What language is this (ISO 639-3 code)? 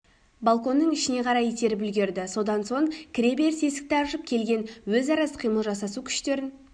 kaz